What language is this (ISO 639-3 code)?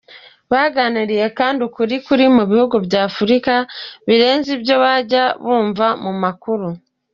kin